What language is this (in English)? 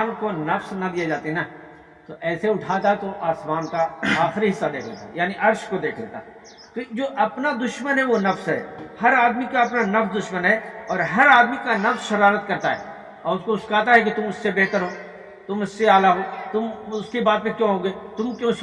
Urdu